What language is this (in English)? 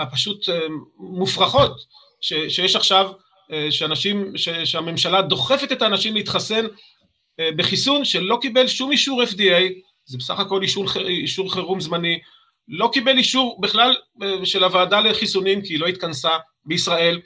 Hebrew